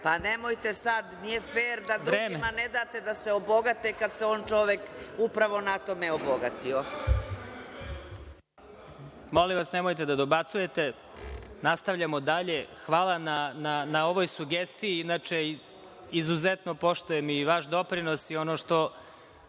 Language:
Serbian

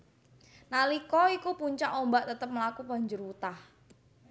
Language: Javanese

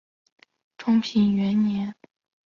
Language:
Chinese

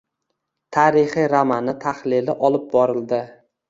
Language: Uzbek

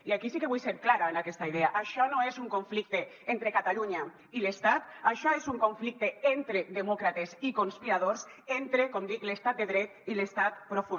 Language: Catalan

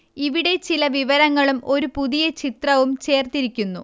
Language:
Malayalam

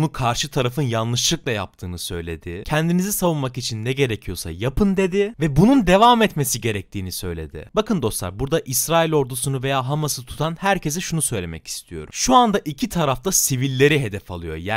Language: Turkish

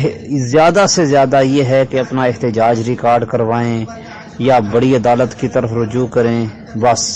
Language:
Urdu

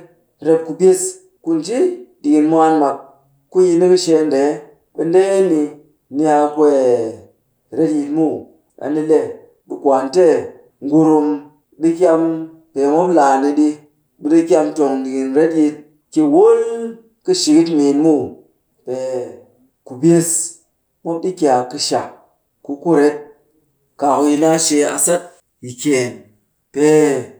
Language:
Cakfem-Mushere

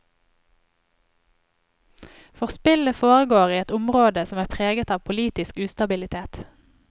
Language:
Norwegian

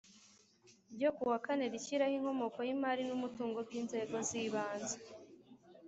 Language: Kinyarwanda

